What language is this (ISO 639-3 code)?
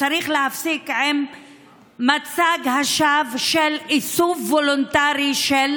heb